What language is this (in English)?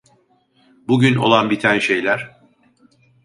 Turkish